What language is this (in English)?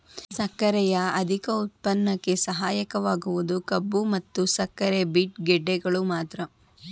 Kannada